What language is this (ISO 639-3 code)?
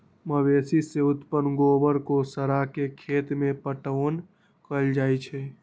mag